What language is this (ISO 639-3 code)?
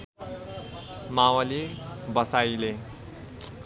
nep